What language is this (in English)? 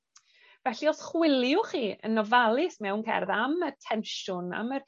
Welsh